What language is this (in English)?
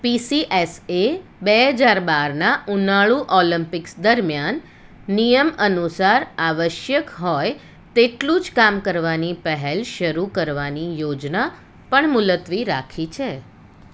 Gujarati